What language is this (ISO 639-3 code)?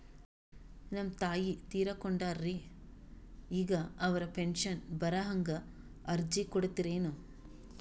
kan